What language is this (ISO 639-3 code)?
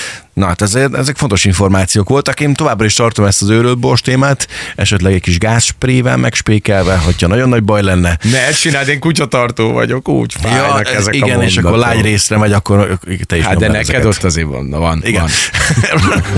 hun